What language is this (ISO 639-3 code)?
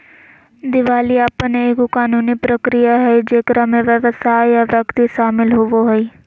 mag